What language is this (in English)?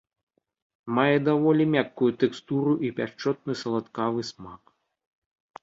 Belarusian